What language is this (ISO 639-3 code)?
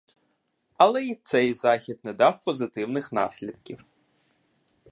ukr